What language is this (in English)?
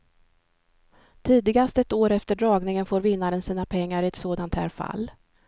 Swedish